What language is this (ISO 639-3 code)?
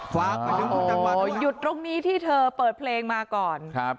tha